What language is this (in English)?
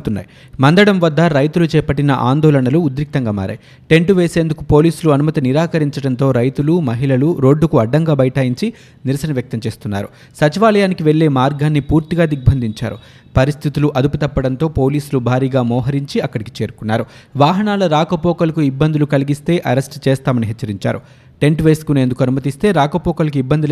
Telugu